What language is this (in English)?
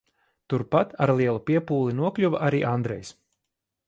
Latvian